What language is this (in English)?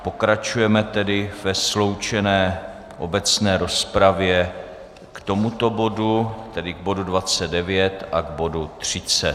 Czech